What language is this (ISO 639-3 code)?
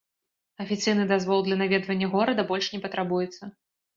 bel